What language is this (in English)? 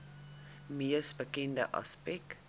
Afrikaans